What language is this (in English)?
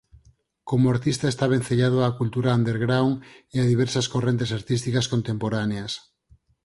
Galician